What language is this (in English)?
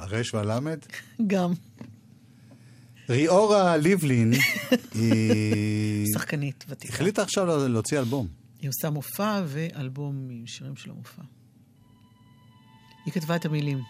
Hebrew